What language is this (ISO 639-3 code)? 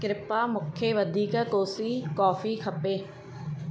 snd